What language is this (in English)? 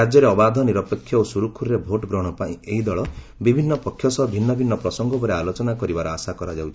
Odia